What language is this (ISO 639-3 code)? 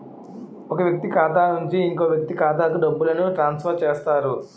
tel